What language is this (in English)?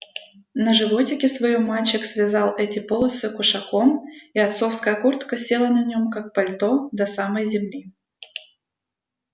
Russian